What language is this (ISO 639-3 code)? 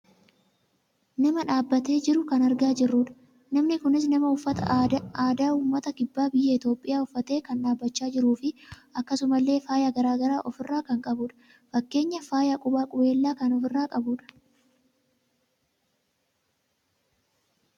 orm